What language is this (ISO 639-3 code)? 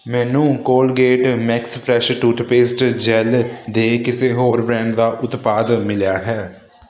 pan